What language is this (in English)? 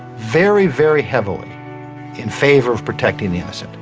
English